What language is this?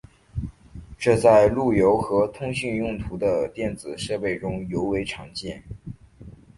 Chinese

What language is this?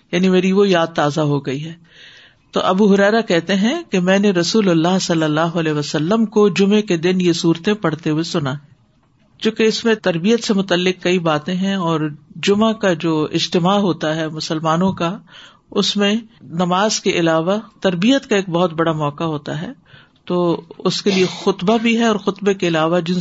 Urdu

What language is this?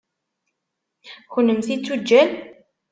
Kabyle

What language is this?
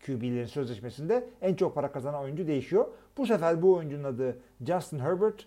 Turkish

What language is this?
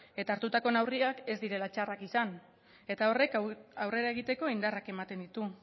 Basque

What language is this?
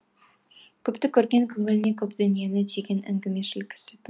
Kazakh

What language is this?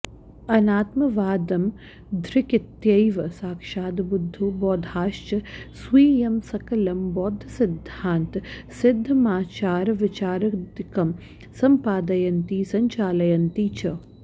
Sanskrit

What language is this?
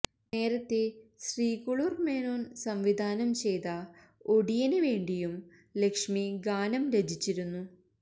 Malayalam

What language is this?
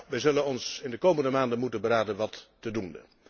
Dutch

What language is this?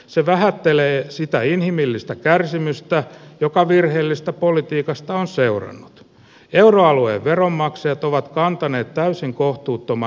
Finnish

